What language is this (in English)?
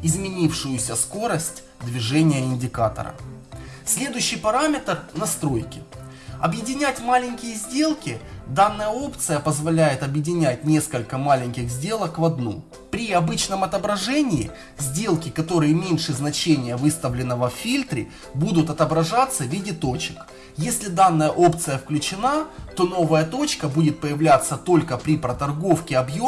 Russian